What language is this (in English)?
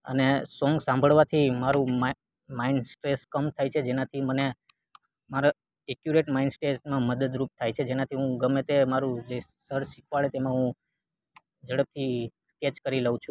Gujarati